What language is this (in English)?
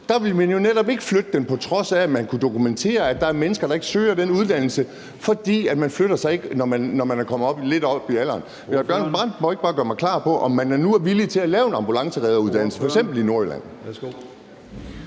Danish